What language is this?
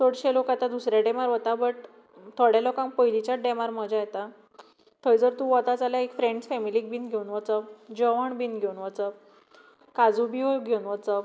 Konkani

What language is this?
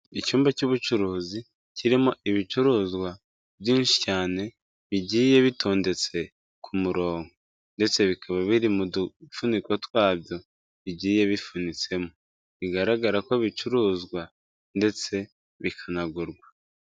Kinyarwanda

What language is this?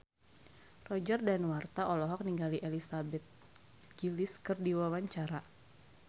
Sundanese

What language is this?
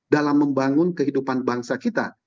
Indonesian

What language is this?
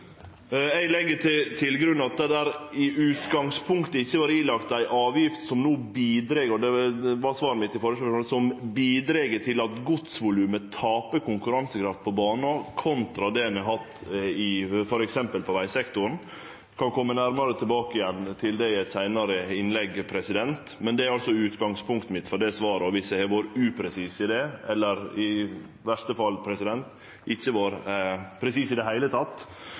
Norwegian Nynorsk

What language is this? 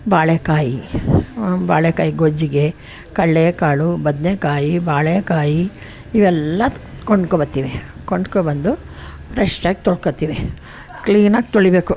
Kannada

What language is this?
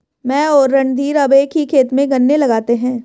Hindi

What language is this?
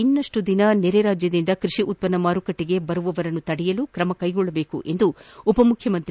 Kannada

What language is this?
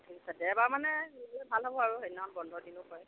Assamese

